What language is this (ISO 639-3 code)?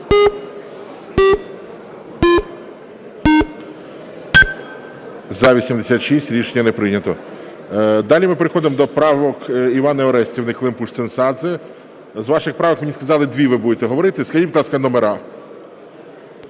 ukr